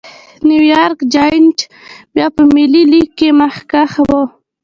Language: Pashto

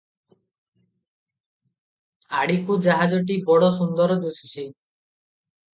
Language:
Odia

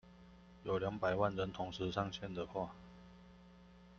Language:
Chinese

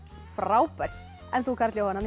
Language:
Icelandic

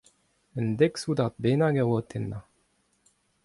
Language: Breton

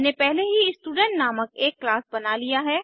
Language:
Hindi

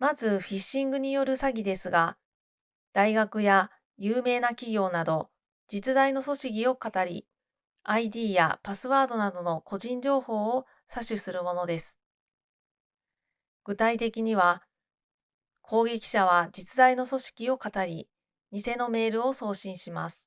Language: Japanese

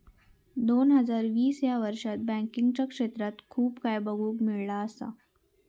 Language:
Marathi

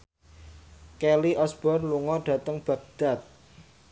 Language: Javanese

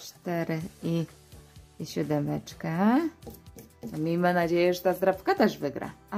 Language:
Polish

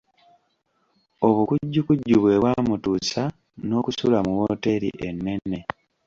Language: Ganda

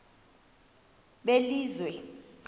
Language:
Xhosa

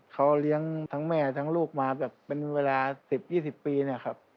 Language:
Thai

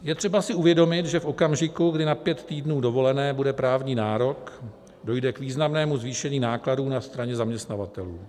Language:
Czech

